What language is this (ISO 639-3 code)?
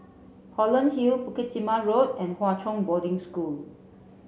eng